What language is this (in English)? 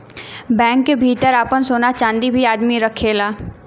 Bhojpuri